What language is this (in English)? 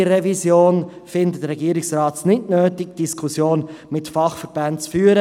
Swiss German